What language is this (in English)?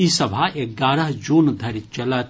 Maithili